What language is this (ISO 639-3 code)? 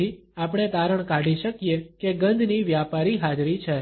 guj